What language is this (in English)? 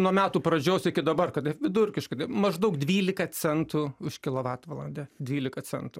Lithuanian